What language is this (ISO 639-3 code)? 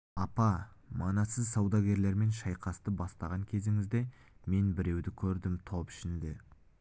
kaz